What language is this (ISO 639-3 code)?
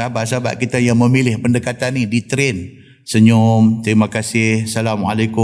msa